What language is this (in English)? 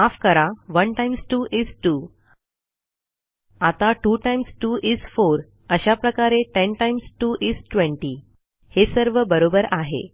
Marathi